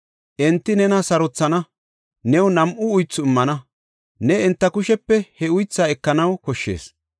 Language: Gofa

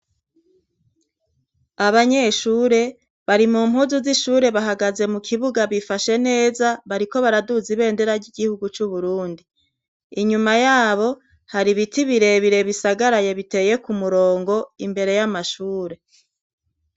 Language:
Rundi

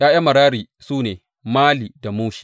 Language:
Hausa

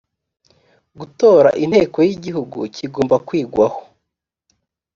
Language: Kinyarwanda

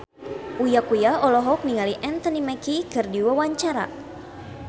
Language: Sundanese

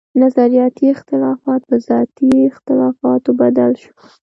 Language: Pashto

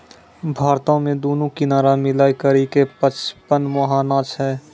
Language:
Maithili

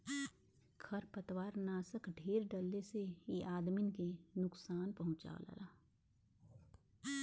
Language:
Bhojpuri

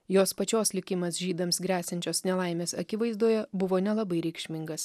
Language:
Lithuanian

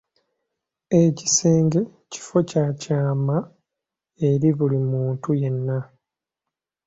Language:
Ganda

